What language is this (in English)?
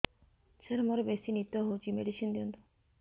Odia